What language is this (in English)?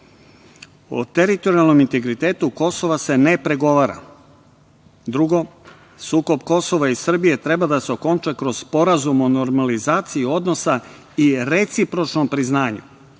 Serbian